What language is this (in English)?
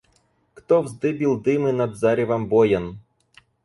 Russian